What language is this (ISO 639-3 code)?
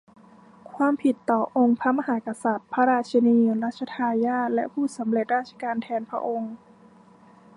tha